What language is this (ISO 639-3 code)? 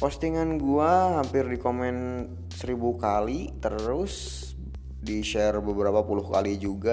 ind